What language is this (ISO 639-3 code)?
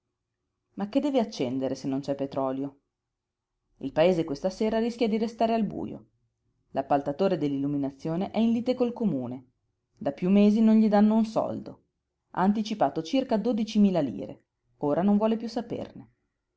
ita